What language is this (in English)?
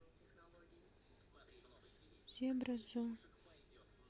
Russian